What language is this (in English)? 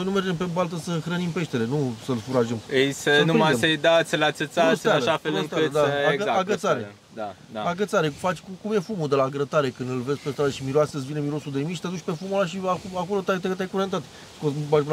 Romanian